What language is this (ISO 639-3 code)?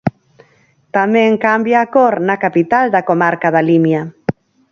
glg